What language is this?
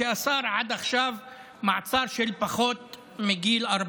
Hebrew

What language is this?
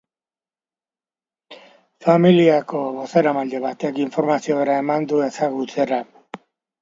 Basque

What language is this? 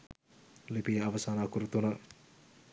Sinhala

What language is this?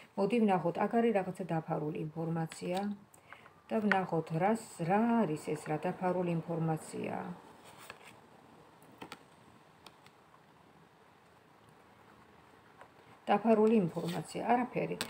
Romanian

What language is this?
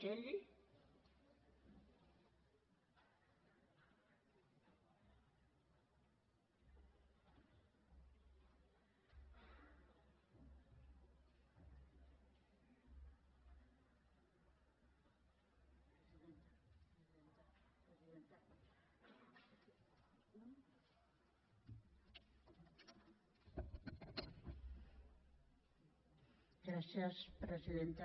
Catalan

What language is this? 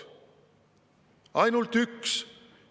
Estonian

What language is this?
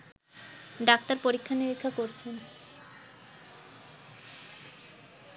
Bangla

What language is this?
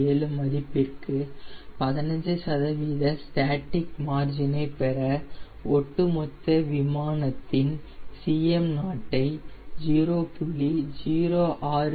Tamil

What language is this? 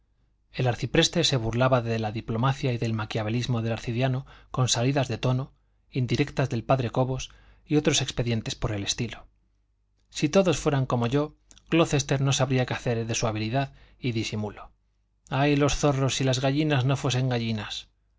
Spanish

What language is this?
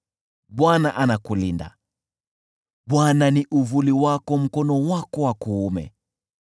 Swahili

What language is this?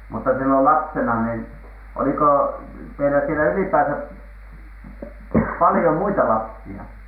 Finnish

